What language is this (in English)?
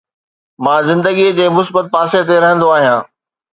Sindhi